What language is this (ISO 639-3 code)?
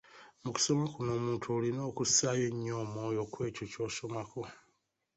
lug